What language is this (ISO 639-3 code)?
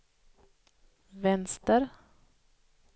swe